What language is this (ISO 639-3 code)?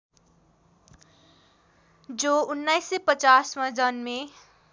nep